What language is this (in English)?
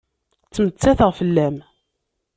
Kabyle